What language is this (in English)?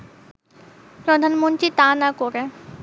Bangla